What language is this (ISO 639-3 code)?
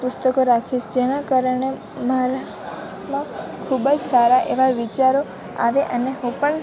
guj